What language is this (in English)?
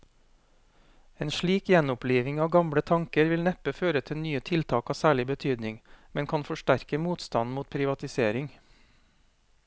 Norwegian